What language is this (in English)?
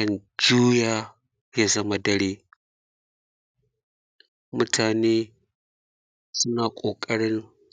Hausa